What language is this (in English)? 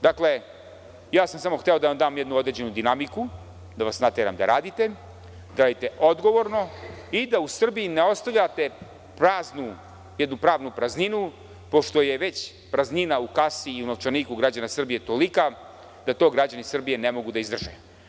Serbian